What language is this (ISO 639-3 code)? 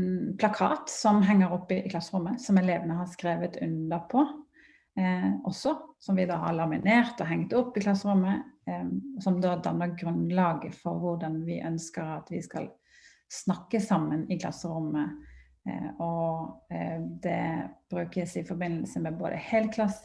nor